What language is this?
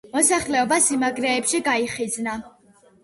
Georgian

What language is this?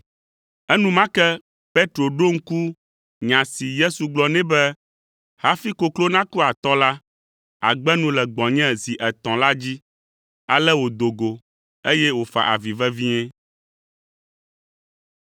Ewe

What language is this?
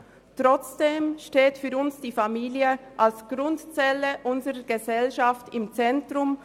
Swiss German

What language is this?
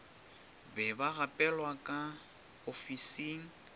Northern Sotho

